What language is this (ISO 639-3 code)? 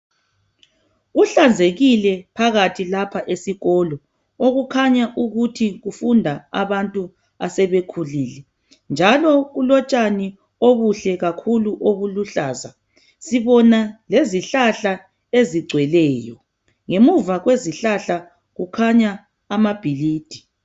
nde